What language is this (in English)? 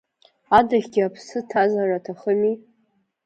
Abkhazian